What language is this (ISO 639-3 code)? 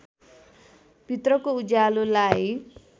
nep